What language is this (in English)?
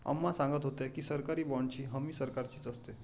Marathi